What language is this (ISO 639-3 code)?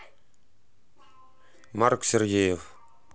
rus